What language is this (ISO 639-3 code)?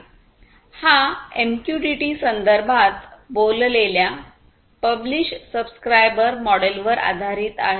mar